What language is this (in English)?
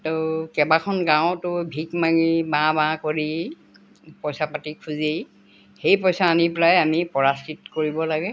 Assamese